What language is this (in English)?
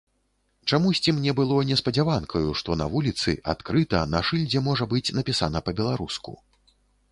Belarusian